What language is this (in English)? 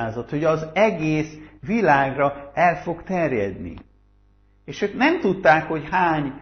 Hungarian